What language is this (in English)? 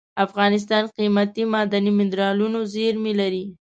Pashto